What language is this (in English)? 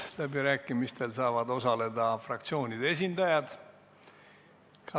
Estonian